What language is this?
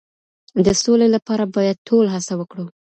Pashto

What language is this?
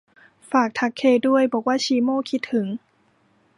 Thai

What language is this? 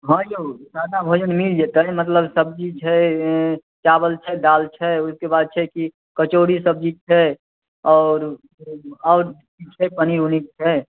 Maithili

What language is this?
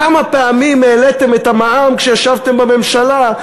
Hebrew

